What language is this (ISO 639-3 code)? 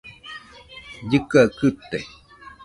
hux